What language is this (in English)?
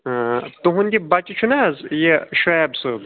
Kashmiri